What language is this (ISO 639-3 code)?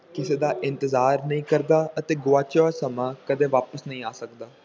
pan